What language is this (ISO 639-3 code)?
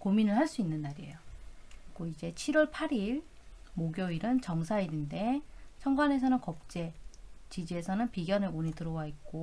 kor